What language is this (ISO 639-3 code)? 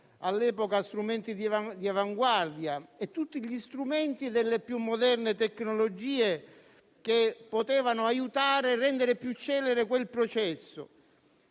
ita